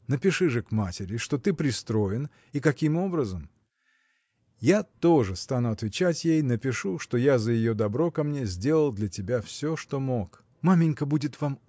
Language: Russian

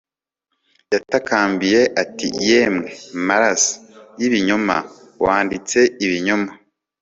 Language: Kinyarwanda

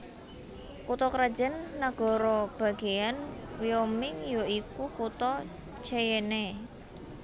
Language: Javanese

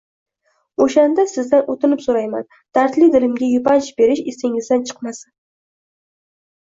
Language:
Uzbek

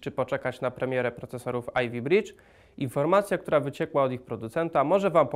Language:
Polish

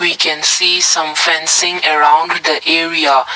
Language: English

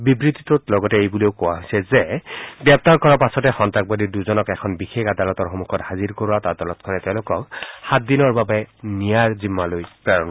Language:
Assamese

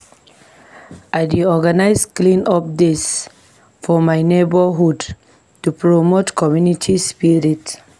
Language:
Nigerian Pidgin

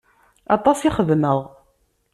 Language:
Kabyle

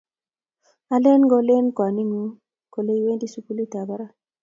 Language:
Kalenjin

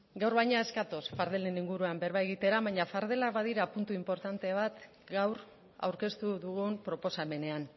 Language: Basque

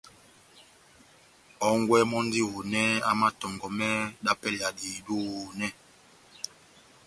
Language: Batanga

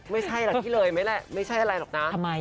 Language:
Thai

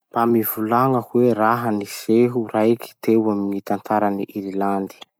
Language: Masikoro Malagasy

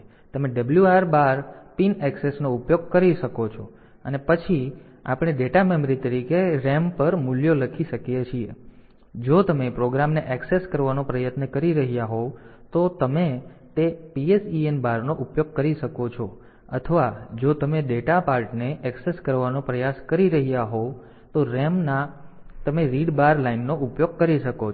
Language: Gujarati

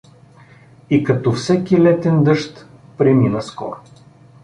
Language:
Bulgarian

